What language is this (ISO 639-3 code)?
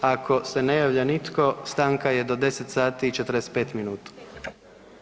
hrv